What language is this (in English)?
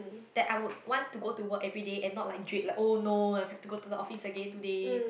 English